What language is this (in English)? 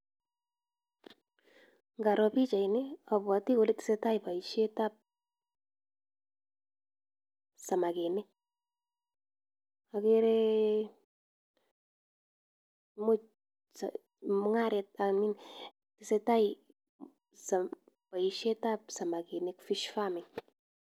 Kalenjin